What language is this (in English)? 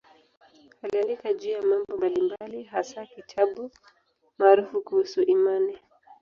Swahili